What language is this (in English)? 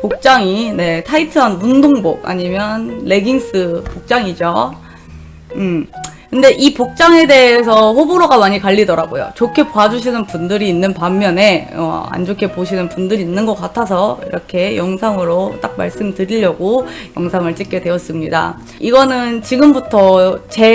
Korean